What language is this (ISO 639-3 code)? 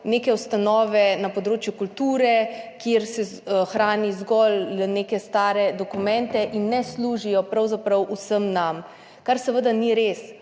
slv